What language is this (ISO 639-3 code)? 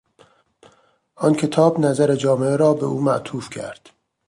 fas